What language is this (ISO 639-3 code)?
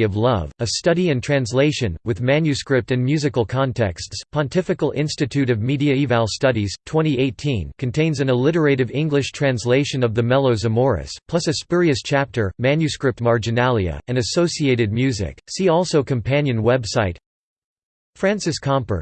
eng